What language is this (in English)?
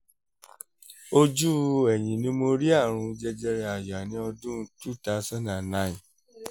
Yoruba